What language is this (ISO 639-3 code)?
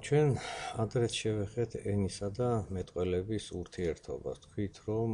ron